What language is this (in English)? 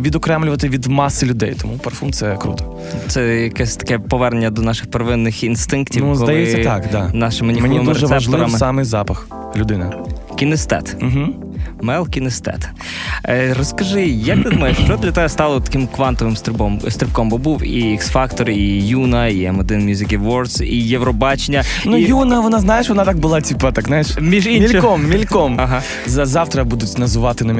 Ukrainian